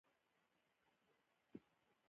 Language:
Pashto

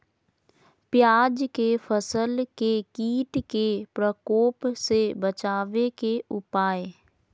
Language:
Magahi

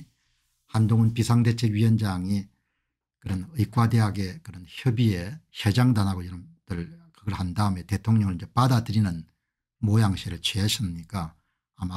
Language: Korean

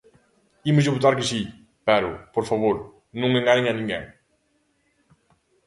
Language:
Galician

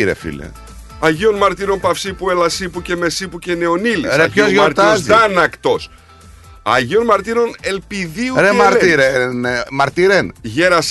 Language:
Greek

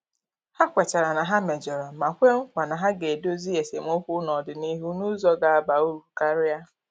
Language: Igbo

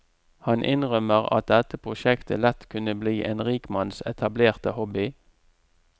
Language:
Norwegian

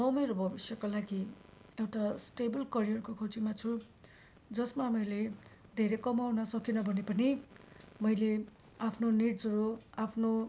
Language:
Nepali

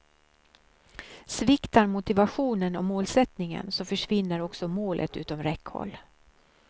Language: Swedish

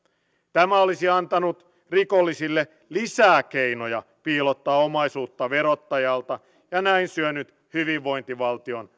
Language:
Finnish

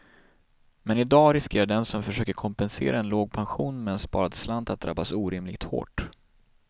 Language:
Swedish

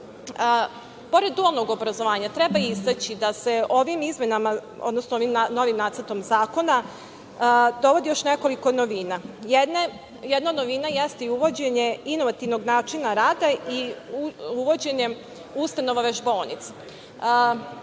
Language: Serbian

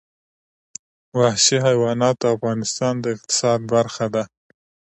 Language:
Pashto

